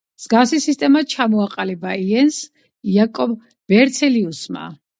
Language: Georgian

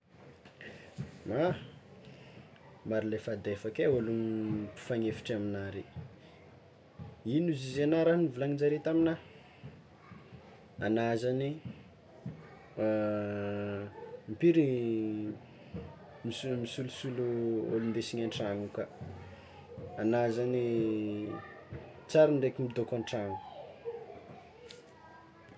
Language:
Tsimihety Malagasy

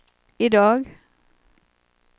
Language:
Swedish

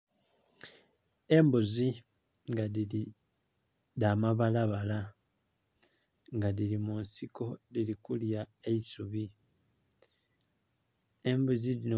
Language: Soga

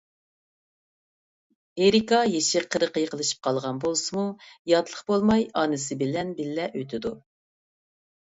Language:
Uyghur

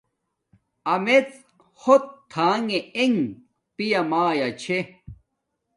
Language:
Domaaki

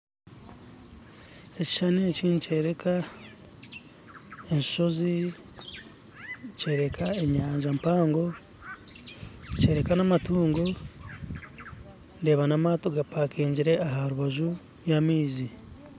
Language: Nyankole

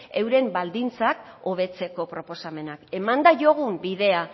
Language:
Basque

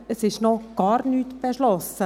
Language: Swiss German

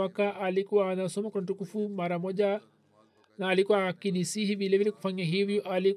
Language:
Swahili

